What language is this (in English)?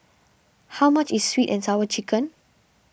English